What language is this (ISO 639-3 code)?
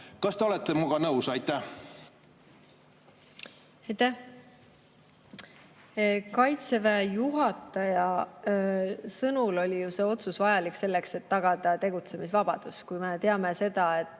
est